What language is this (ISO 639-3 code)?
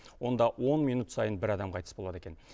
kaz